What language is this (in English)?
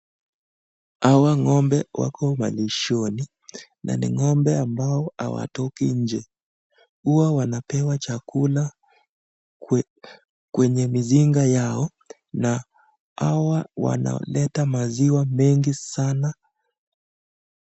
Swahili